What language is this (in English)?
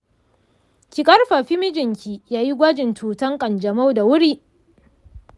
Hausa